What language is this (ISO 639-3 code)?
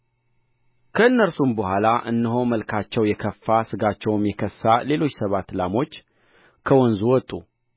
amh